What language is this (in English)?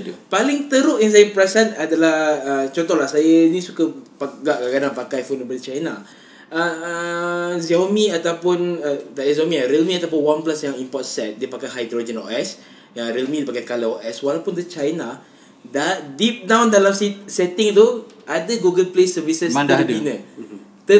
Malay